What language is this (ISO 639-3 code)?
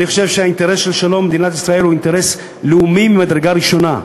heb